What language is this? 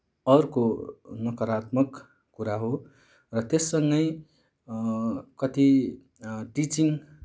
Nepali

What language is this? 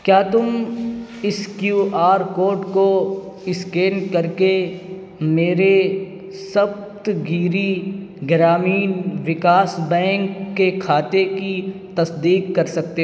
Urdu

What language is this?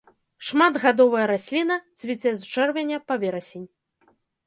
Belarusian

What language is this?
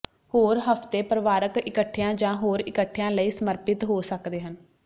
Punjabi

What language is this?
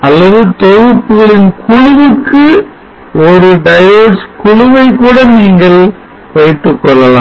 Tamil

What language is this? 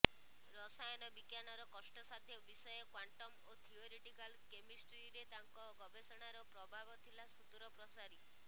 Odia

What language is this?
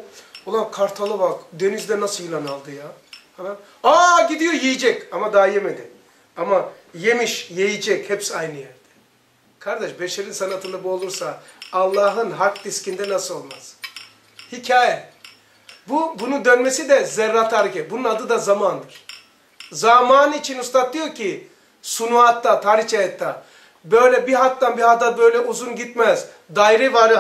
Turkish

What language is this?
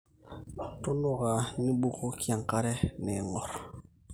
Masai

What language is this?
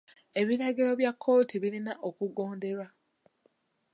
Ganda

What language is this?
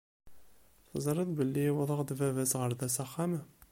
Kabyle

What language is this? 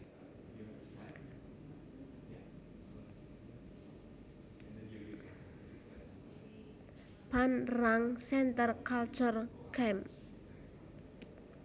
Javanese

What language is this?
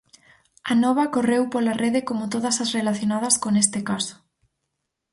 Galician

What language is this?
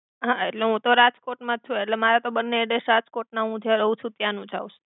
Gujarati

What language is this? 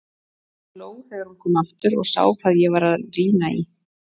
Icelandic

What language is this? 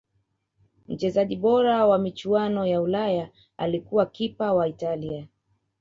Swahili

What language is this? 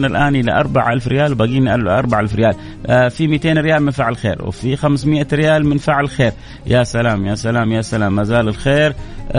Arabic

